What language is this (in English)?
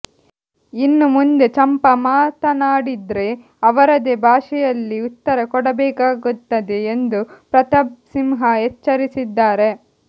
Kannada